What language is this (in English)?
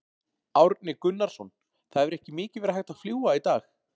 Icelandic